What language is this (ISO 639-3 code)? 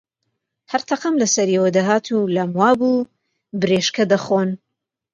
ckb